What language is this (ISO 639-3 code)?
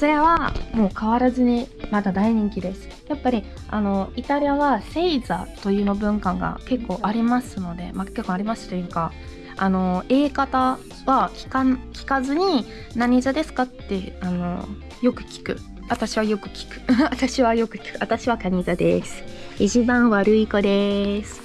jpn